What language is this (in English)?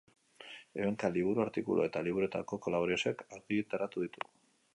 Basque